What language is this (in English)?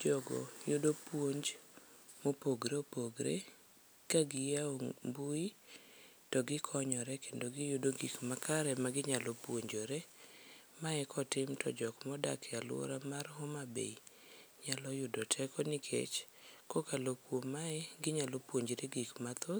Luo (Kenya and Tanzania)